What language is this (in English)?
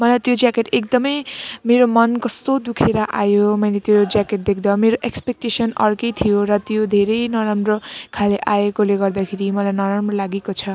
Nepali